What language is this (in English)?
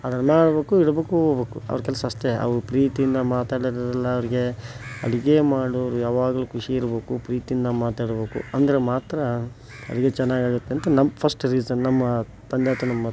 Kannada